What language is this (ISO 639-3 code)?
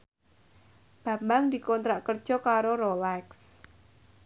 jav